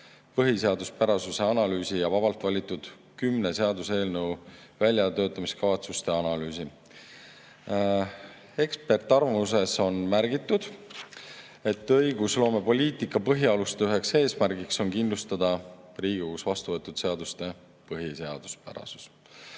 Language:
Estonian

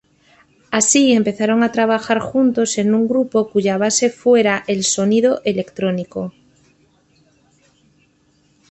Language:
Spanish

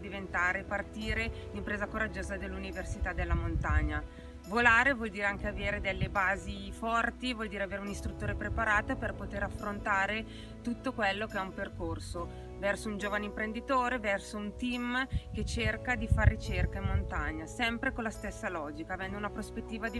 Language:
Italian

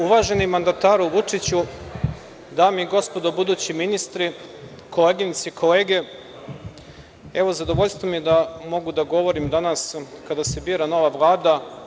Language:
Serbian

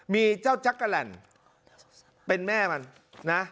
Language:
Thai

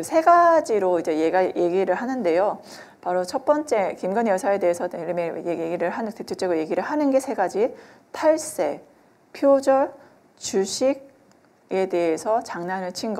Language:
Korean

